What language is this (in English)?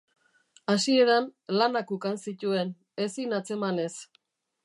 Basque